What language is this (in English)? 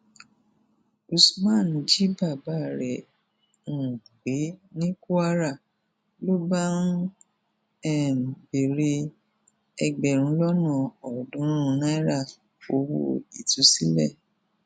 Yoruba